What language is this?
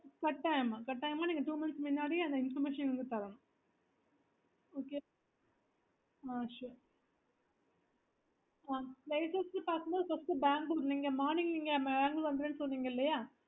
Tamil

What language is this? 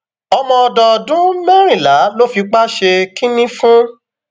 Yoruba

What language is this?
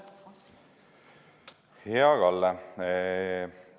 Estonian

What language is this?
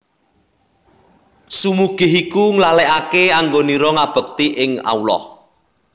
Javanese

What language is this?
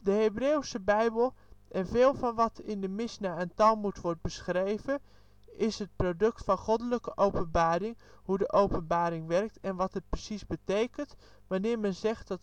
Dutch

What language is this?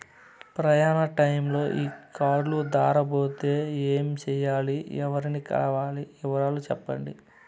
Telugu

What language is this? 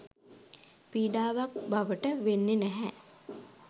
Sinhala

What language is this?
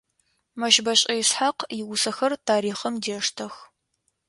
Adyghe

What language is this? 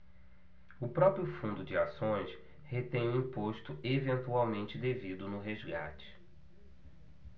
Portuguese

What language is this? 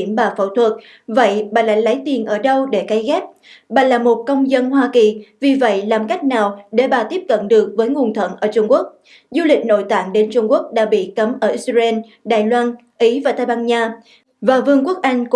Vietnamese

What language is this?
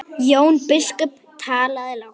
Icelandic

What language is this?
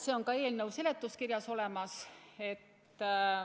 Estonian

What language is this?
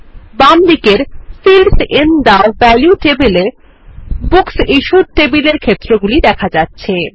Bangla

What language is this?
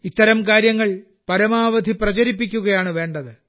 Malayalam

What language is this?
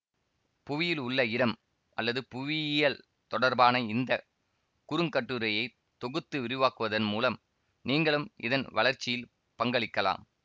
Tamil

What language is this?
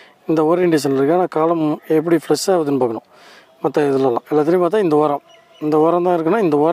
Indonesian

